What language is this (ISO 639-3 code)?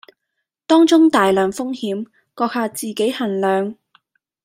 yue